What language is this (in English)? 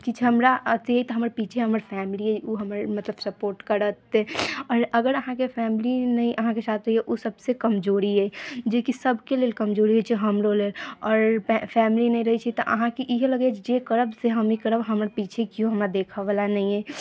Maithili